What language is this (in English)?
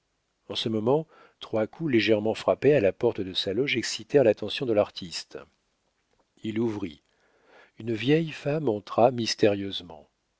French